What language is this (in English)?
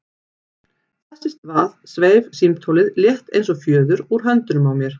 Icelandic